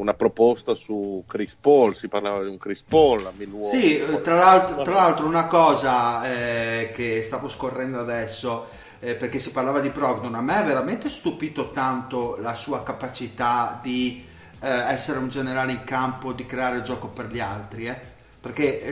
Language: Italian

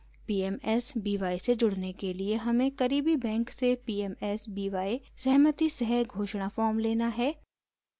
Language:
Hindi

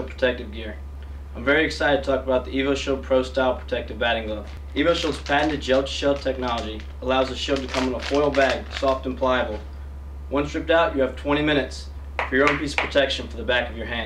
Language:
English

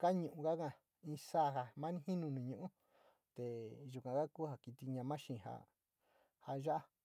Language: Sinicahua Mixtec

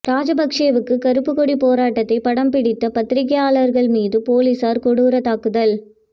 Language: Tamil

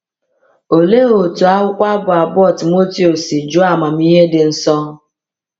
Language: Igbo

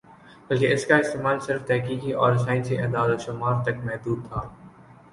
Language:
Urdu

